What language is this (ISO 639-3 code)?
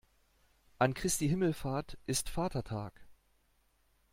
deu